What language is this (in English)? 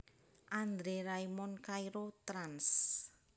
Javanese